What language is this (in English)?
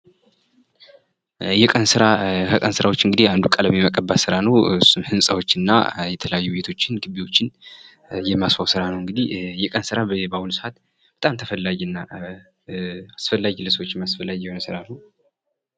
Amharic